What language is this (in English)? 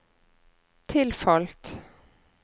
Norwegian